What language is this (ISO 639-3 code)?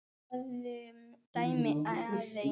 isl